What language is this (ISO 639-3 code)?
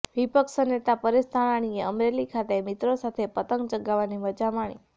guj